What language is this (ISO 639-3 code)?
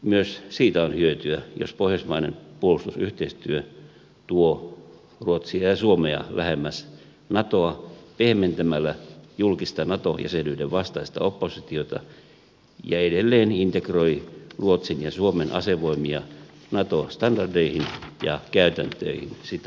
fin